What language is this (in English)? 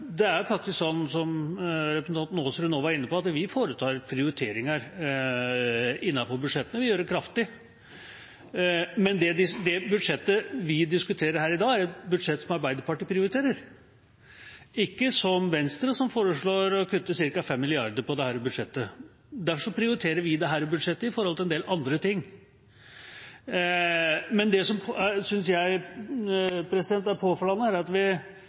Norwegian Bokmål